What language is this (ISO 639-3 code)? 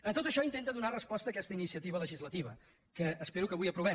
cat